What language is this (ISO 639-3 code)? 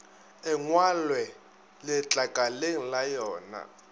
nso